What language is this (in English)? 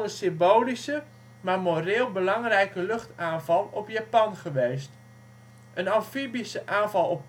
Dutch